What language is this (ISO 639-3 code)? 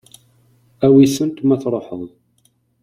kab